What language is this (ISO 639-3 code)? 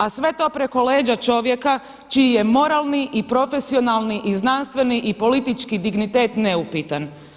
hrv